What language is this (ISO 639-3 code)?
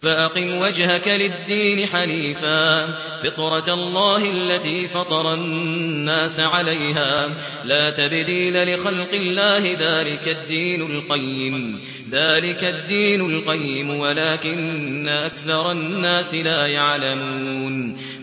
ara